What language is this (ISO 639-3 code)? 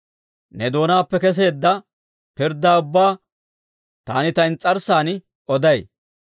dwr